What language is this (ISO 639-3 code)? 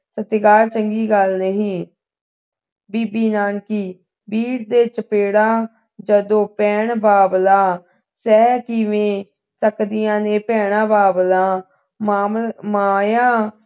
pan